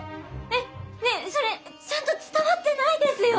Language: Japanese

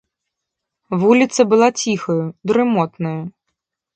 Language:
Belarusian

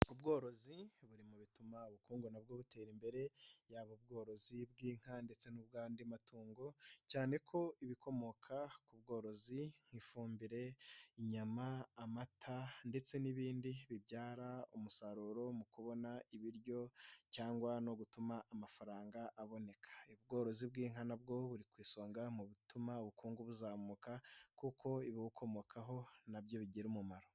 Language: Kinyarwanda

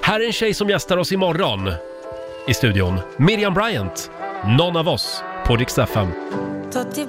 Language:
Swedish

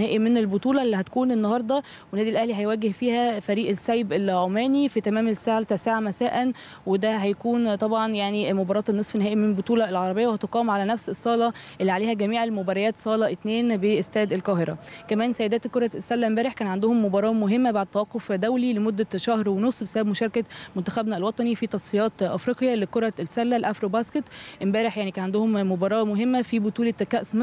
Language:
Arabic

